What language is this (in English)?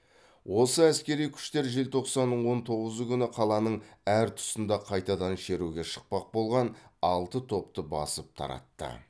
Kazakh